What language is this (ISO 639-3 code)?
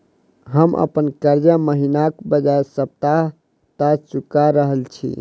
mai